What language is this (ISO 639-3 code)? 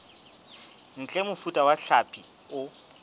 sot